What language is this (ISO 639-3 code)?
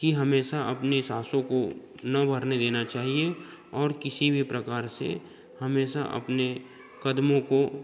hin